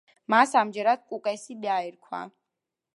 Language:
Georgian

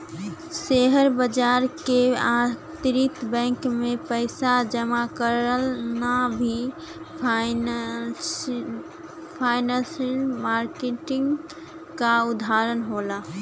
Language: Bhojpuri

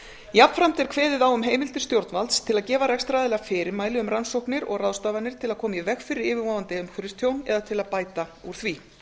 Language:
Icelandic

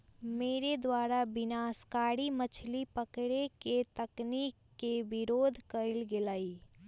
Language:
Magahi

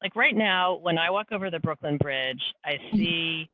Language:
English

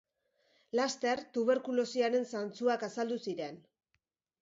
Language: Basque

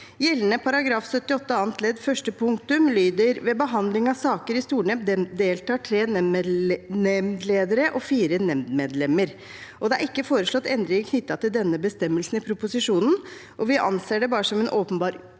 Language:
Norwegian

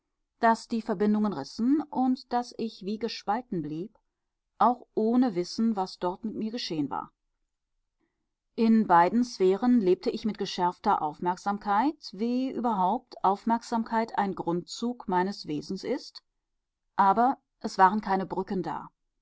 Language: German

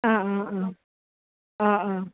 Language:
Assamese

